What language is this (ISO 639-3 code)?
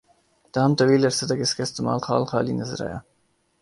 urd